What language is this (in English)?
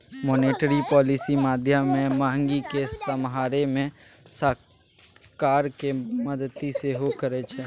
Maithili